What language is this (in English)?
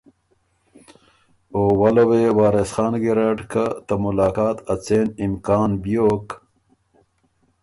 Ormuri